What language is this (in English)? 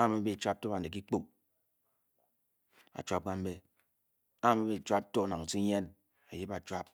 Bokyi